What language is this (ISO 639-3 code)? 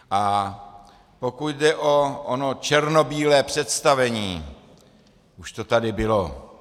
ces